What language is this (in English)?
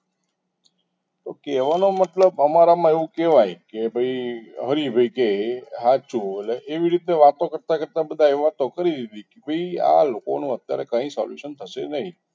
Gujarati